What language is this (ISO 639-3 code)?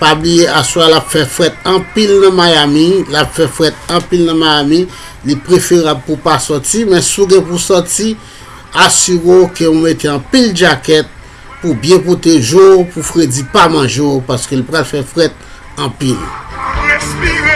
fra